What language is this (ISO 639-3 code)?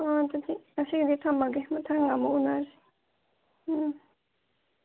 mni